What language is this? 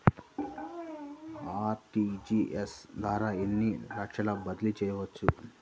Telugu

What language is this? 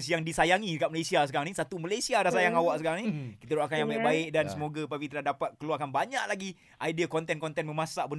Malay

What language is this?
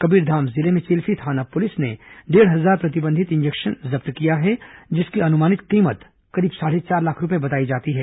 Hindi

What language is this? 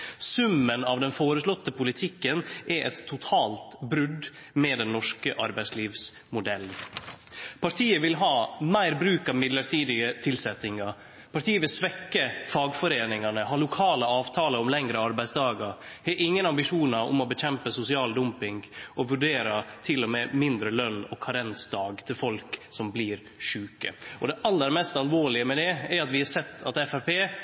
Norwegian Nynorsk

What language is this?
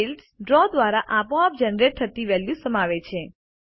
Gujarati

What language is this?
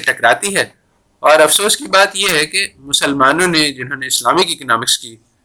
Urdu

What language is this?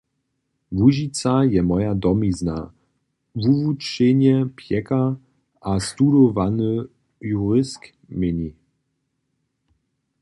Upper Sorbian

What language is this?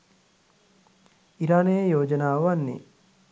Sinhala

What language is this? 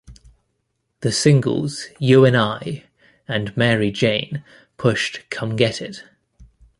English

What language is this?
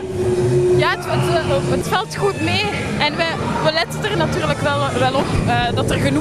Dutch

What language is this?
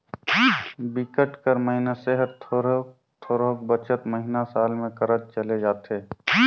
Chhattisgarhi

